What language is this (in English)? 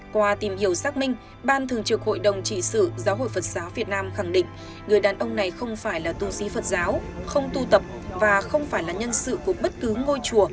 Vietnamese